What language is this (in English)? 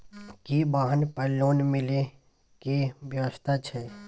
Maithili